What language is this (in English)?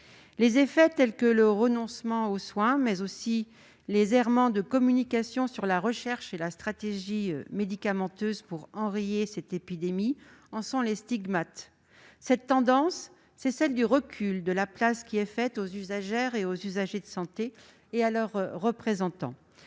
French